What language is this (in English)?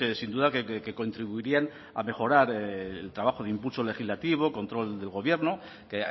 Spanish